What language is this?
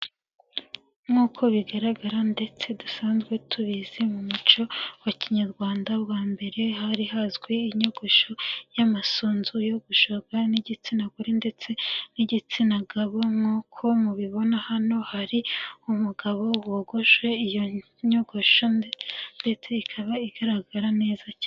Kinyarwanda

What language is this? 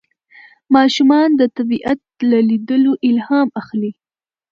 Pashto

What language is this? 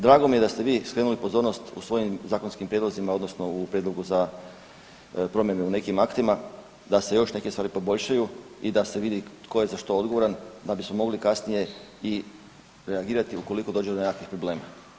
Croatian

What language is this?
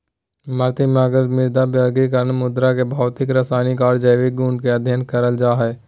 Magahi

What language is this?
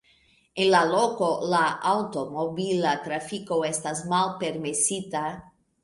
Esperanto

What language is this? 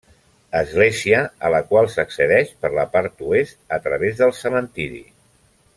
Catalan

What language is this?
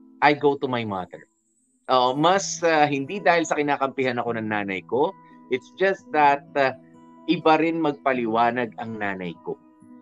Filipino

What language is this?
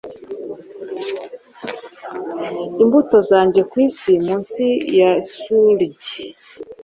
Kinyarwanda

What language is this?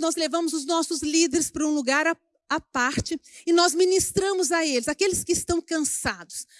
Portuguese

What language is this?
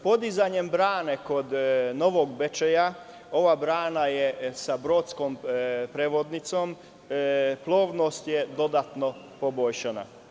Serbian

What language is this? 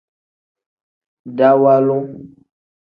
Tem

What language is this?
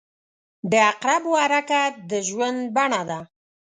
Pashto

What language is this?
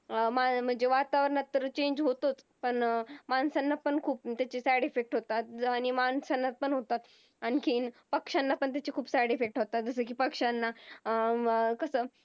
Marathi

